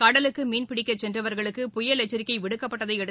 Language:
Tamil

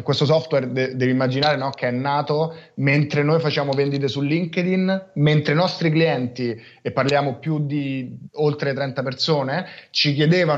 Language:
Italian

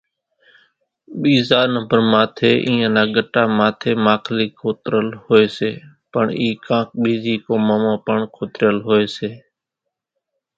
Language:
Kachi Koli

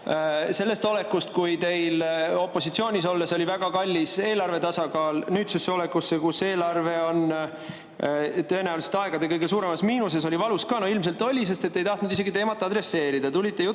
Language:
Estonian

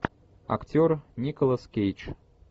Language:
Russian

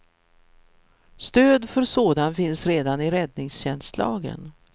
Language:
Swedish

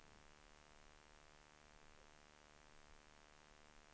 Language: Swedish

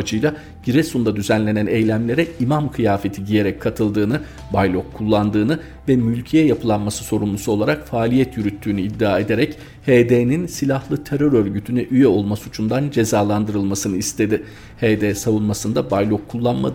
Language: Turkish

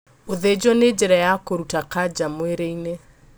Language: Kikuyu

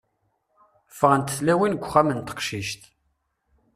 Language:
Kabyle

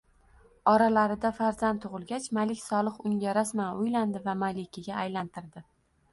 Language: Uzbek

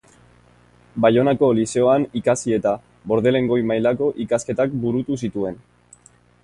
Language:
Basque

